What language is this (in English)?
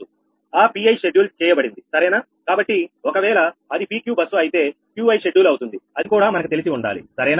Telugu